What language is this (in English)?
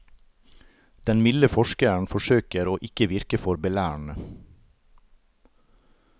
Norwegian